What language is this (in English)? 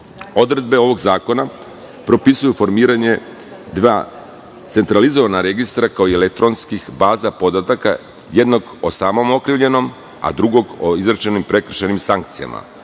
Serbian